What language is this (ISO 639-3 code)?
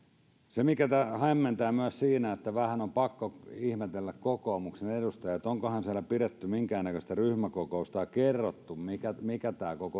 fin